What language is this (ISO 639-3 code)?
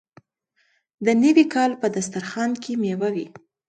pus